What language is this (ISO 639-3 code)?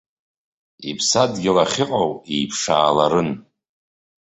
abk